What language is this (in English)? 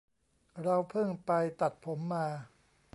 Thai